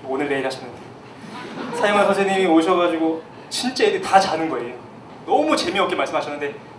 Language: Korean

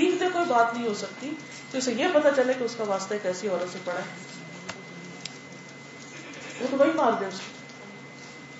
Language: Urdu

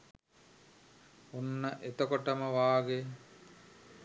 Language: Sinhala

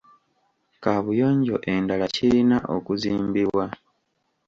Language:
Ganda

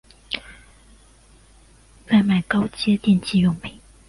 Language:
Chinese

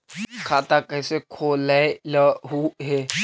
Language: Magahi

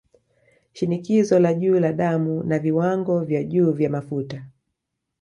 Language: Swahili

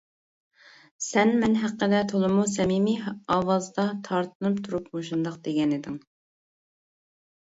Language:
Uyghur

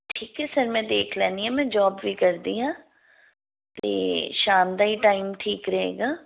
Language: Punjabi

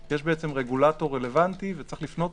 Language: Hebrew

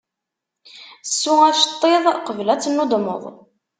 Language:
Kabyle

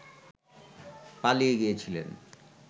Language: Bangla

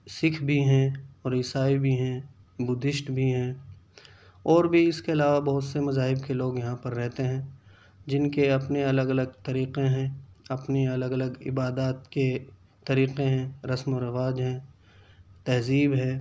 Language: Urdu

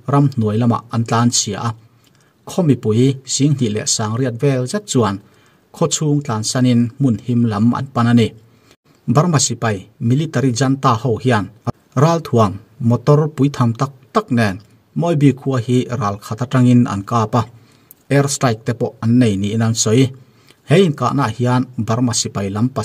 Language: Thai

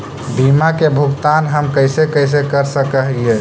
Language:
Magahi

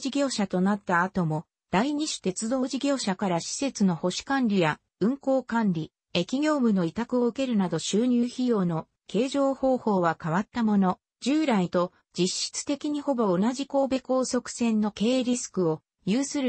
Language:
Japanese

